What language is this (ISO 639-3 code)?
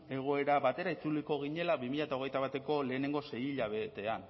eus